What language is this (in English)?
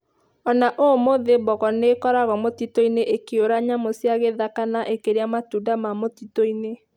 Kikuyu